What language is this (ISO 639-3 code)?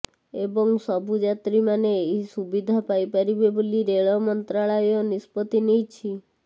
ori